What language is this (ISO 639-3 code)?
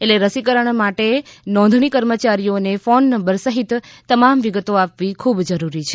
guj